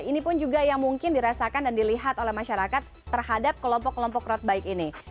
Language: Indonesian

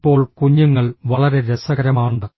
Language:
Malayalam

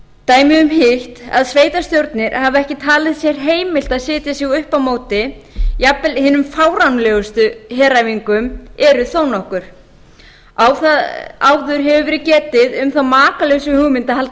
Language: Icelandic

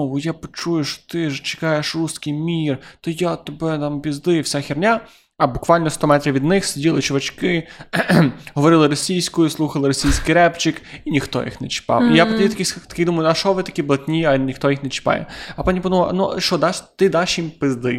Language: Ukrainian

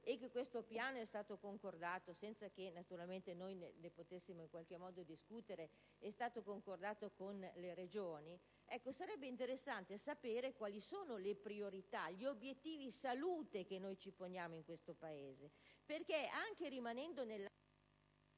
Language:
Italian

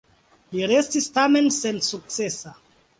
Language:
Esperanto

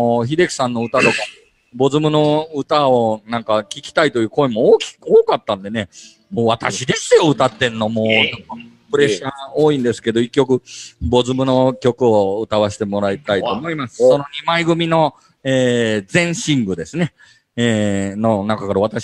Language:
Japanese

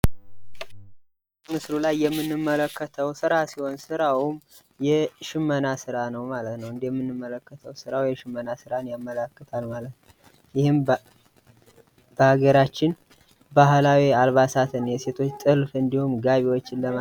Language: Amharic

